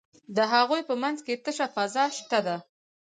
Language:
Pashto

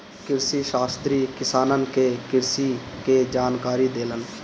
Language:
Bhojpuri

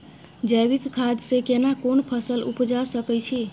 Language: Maithili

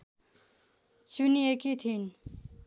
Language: Nepali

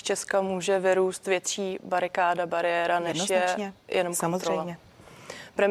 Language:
Czech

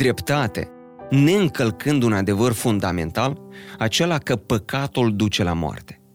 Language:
Romanian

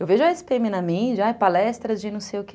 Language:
Portuguese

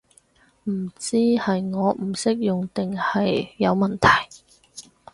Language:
Cantonese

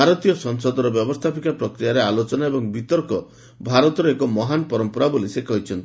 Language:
Odia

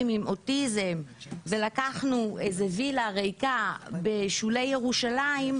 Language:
Hebrew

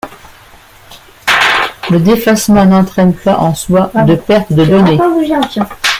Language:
French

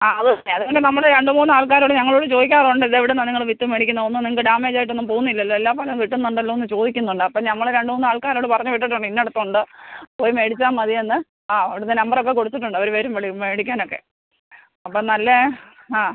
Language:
Malayalam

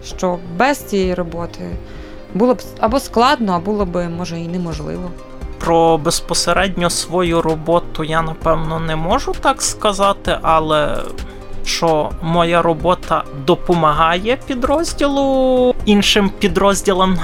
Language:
Ukrainian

